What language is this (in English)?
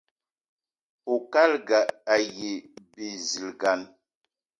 Eton (Cameroon)